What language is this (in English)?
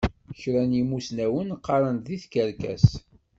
Kabyle